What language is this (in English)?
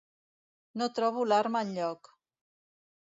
Catalan